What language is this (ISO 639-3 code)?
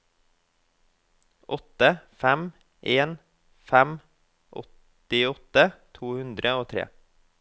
nor